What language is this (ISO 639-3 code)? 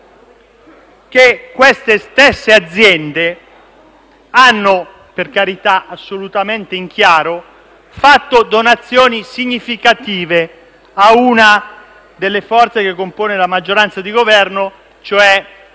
ita